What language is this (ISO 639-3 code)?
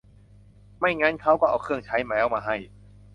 tha